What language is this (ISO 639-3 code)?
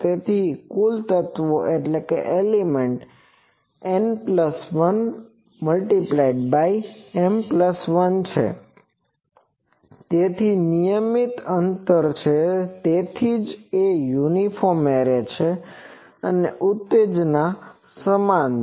guj